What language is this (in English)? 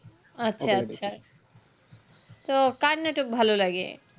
Bangla